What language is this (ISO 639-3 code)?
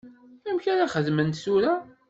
kab